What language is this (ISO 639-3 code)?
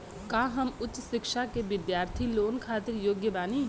bho